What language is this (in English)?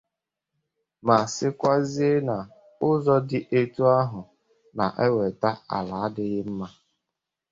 Igbo